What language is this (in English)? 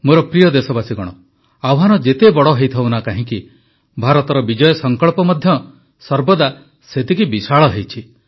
Odia